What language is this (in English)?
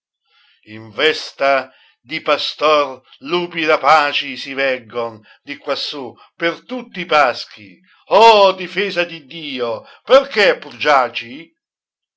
Italian